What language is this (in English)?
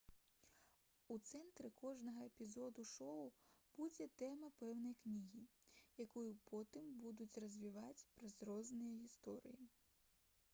Belarusian